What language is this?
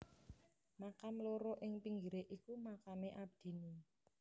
Javanese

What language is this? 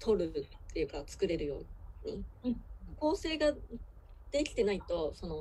Japanese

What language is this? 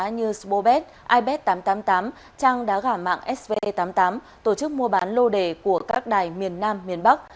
Vietnamese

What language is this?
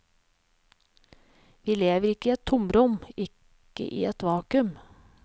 Norwegian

